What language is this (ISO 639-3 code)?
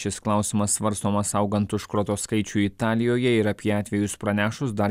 lit